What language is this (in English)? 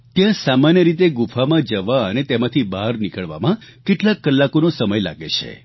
Gujarati